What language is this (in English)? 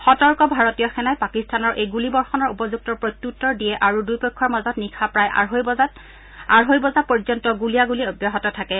Assamese